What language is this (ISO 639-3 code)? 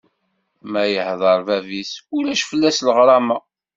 kab